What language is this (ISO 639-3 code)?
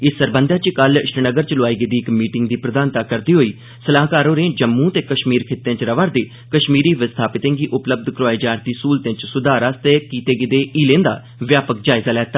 doi